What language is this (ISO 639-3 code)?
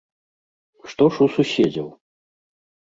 bel